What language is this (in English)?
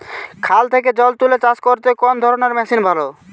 Bangla